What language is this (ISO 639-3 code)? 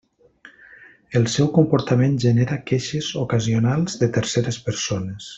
cat